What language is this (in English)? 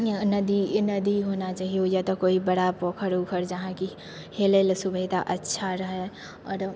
Maithili